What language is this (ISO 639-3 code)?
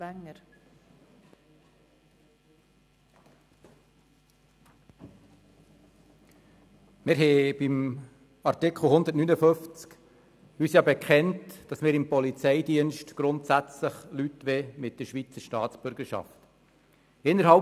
gsw